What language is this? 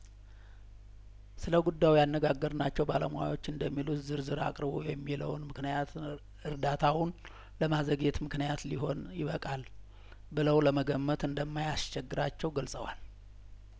Amharic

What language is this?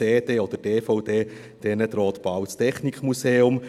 Swiss German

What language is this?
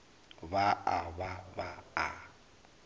Northern Sotho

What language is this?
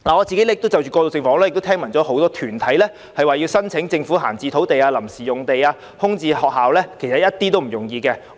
Cantonese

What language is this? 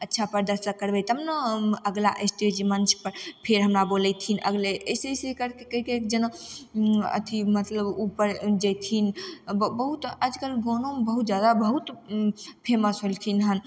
Maithili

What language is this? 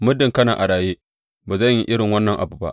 Hausa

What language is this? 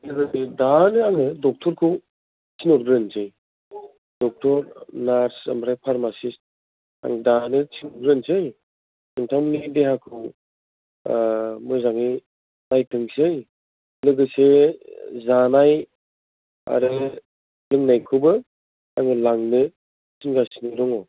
Bodo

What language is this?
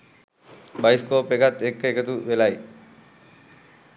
Sinhala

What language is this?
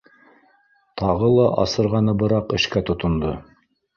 Bashkir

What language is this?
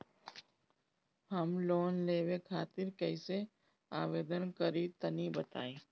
Bhojpuri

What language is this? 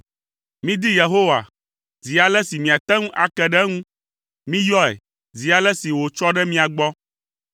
Ewe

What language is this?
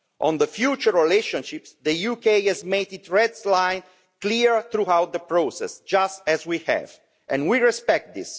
English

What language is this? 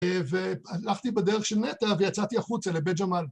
Hebrew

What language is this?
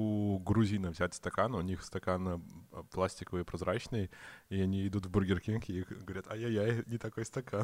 Russian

